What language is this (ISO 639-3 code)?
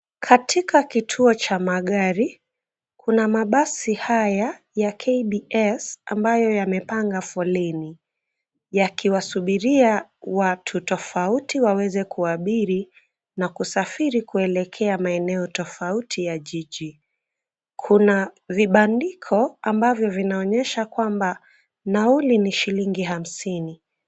swa